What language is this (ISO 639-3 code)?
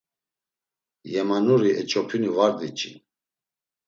lzz